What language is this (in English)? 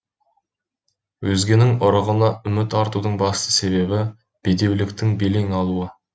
Kazakh